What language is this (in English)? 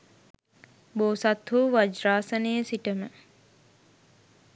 Sinhala